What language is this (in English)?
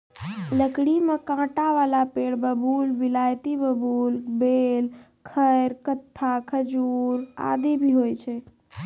Maithili